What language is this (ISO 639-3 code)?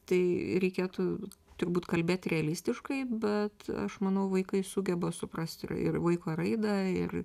lit